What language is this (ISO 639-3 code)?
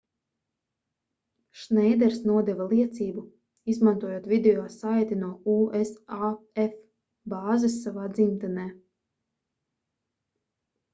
lav